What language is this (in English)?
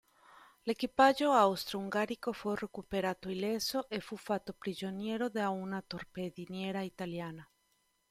Italian